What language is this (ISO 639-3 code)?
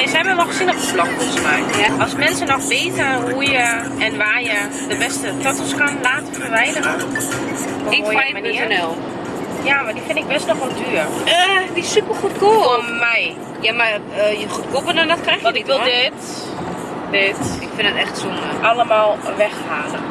nld